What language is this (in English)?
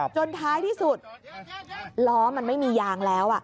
Thai